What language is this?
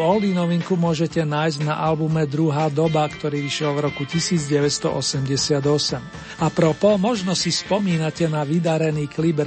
Slovak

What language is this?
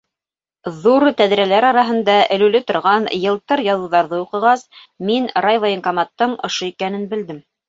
Bashkir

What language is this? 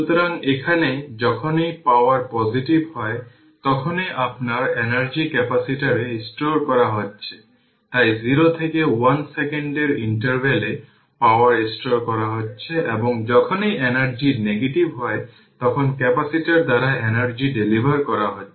Bangla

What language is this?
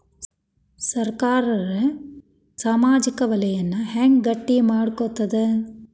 Kannada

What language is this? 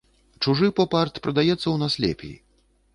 Belarusian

